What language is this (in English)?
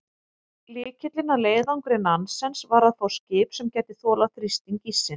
Icelandic